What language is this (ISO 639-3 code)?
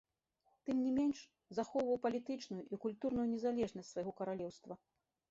bel